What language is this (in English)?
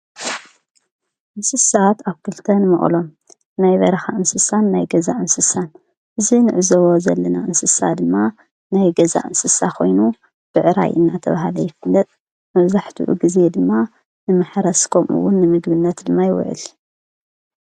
Tigrinya